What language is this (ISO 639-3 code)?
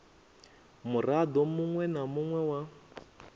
ven